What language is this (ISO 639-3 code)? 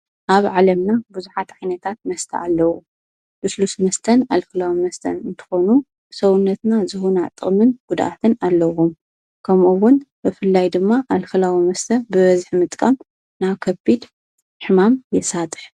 tir